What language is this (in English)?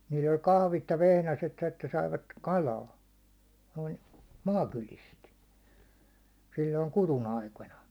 Finnish